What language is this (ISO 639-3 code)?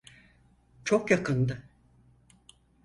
tur